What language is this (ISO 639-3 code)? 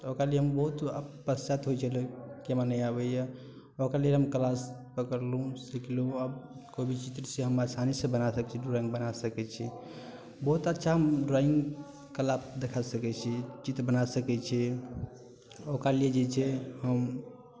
mai